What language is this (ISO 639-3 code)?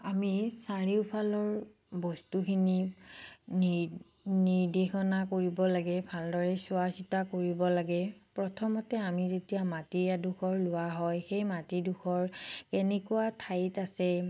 asm